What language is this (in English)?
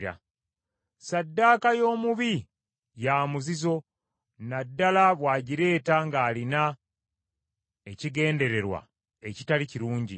Ganda